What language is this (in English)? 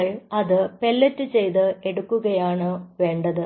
Malayalam